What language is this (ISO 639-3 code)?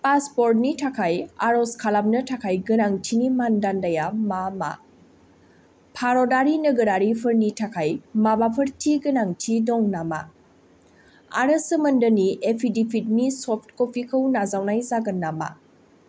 brx